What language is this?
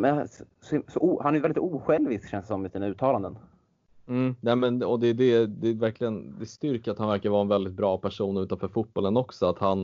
Swedish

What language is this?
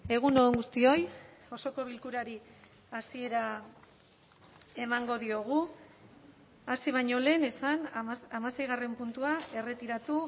Basque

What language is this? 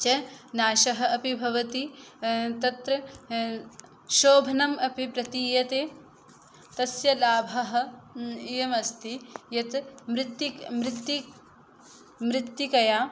Sanskrit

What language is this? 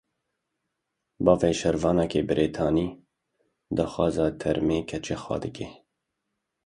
Kurdish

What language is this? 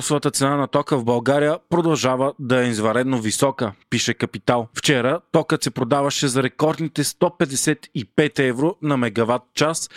Bulgarian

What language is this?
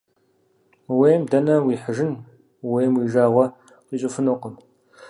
Kabardian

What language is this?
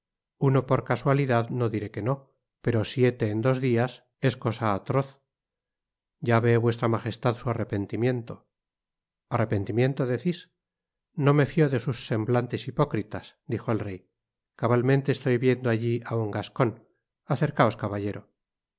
Spanish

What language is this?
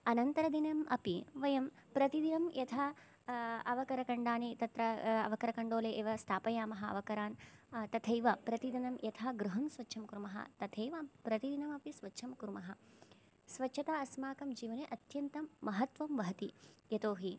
Sanskrit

